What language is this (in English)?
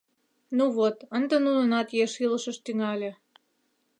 Mari